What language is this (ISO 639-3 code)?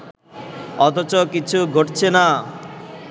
ben